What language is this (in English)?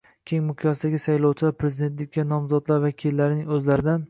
Uzbek